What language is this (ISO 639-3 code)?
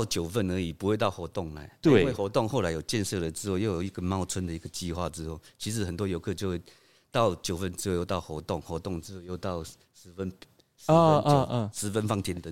zho